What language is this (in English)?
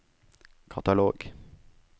Norwegian